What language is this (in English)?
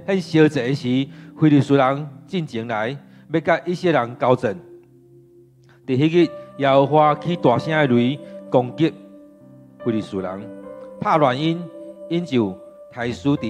Chinese